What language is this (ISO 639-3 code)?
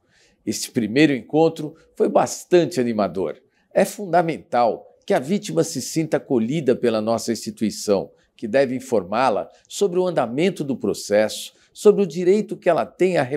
por